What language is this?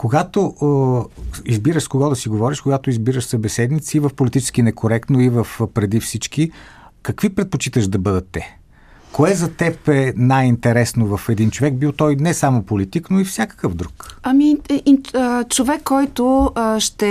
Bulgarian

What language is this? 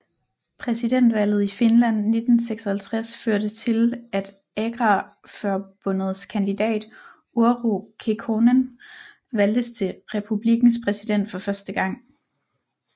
Danish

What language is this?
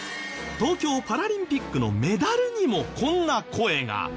Japanese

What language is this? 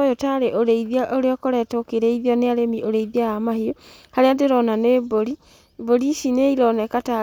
Kikuyu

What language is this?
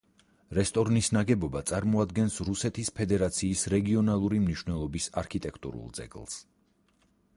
Georgian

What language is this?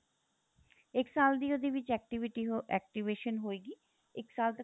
Punjabi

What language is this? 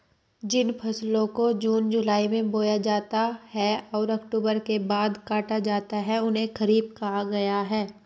Hindi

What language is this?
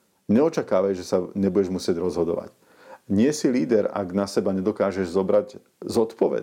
Slovak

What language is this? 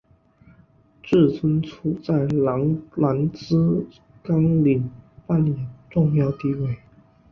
Chinese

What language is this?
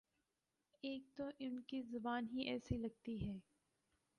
Urdu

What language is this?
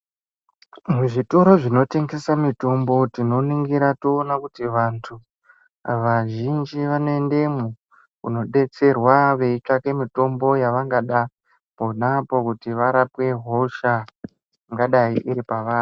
Ndau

